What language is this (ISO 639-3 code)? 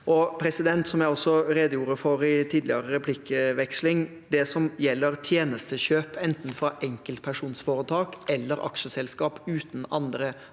nor